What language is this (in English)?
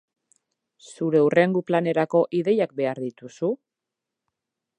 Basque